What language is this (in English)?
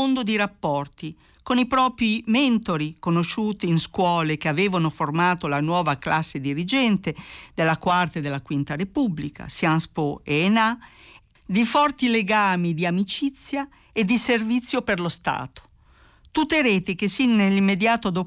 Italian